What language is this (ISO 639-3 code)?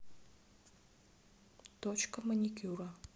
rus